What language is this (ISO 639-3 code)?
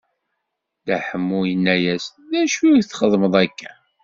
kab